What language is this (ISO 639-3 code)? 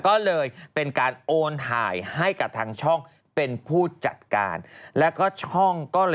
tha